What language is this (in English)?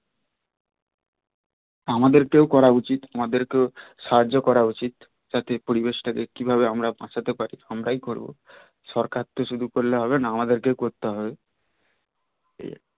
Bangla